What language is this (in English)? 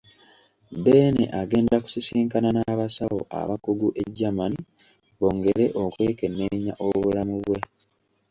Ganda